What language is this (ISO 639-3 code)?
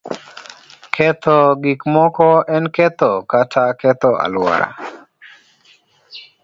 luo